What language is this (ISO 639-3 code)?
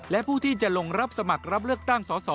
tha